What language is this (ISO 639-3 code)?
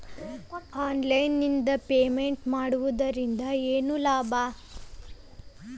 kan